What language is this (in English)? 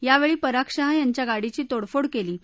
Marathi